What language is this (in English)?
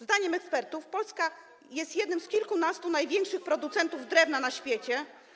Polish